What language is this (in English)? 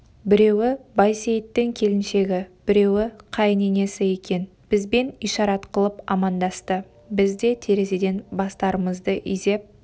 Kazakh